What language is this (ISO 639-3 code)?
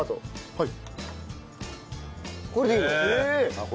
jpn